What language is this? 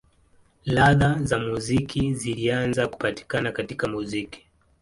Swahili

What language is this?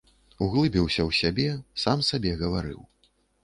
Belarusian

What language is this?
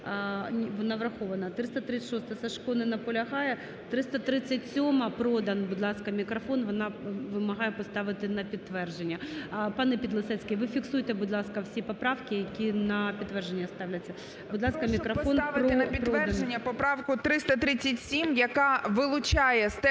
Ukrainian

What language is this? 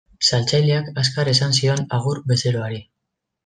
Basque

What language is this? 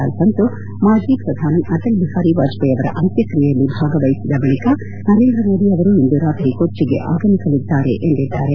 Kannada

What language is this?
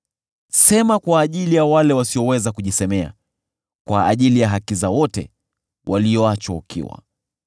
Swahili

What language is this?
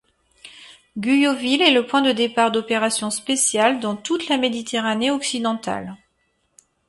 French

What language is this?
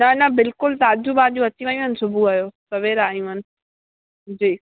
Sindhi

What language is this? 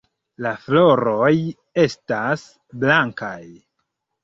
Esperanto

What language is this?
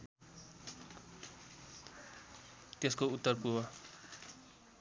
Nepali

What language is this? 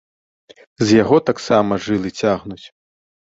Belarusian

